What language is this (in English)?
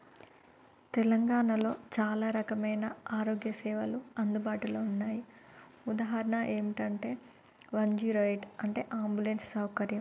Telugu